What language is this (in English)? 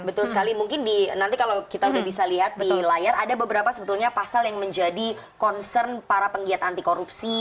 Indonesian